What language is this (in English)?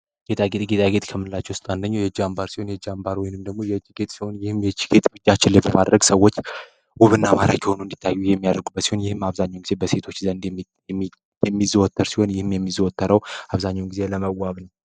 Amharic